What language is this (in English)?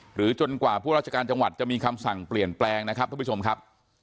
Thai